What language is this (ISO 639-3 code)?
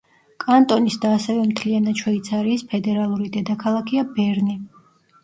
kat